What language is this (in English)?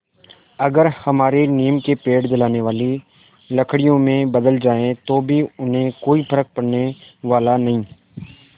Hindi